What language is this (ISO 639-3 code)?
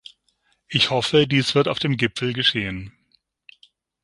deu